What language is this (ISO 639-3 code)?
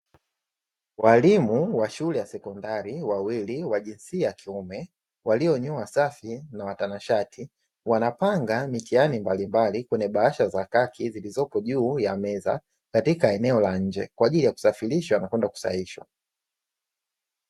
swa